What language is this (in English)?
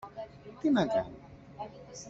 Greek